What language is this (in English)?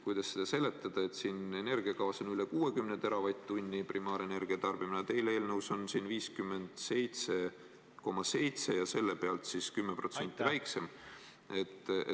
Estonian